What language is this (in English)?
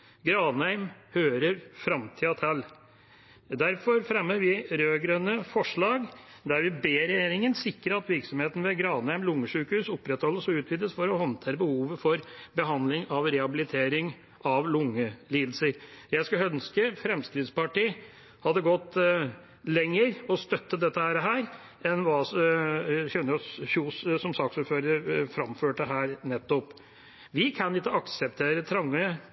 Norwegian Bokmål